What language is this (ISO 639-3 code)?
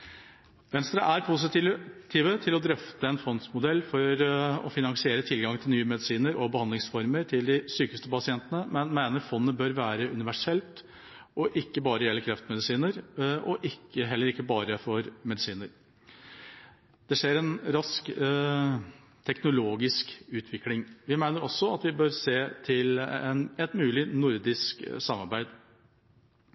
nob